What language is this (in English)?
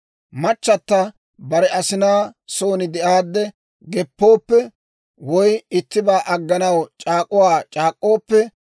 Dawro